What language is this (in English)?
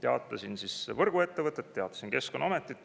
Estonian